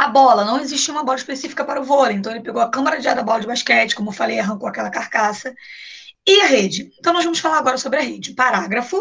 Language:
Portuguese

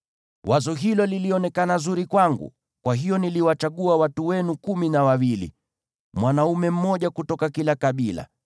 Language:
Swahili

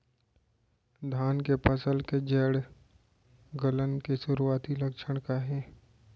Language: Chhattisgarhi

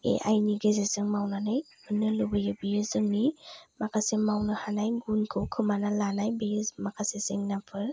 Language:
Bodo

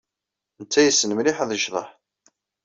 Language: Kabyle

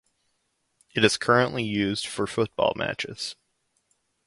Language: English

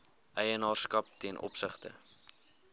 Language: Afrikaans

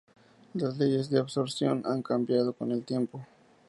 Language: Spanish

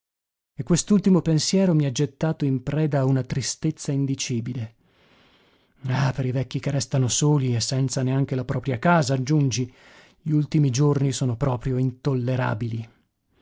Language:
Italian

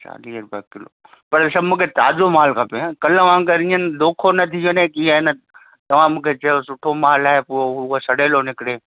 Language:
Sindhi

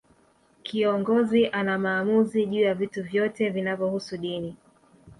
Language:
Swahili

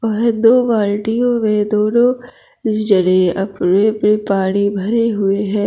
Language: Hindi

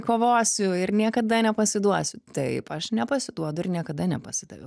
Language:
Lithuanian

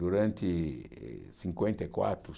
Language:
Portuguese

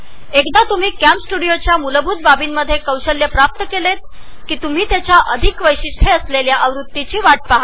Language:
Marathi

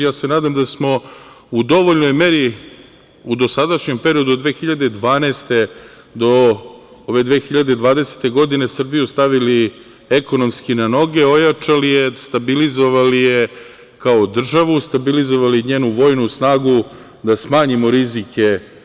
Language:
Serbian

